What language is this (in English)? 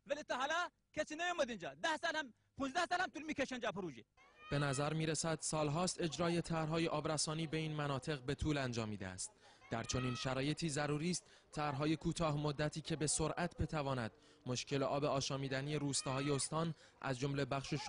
Persian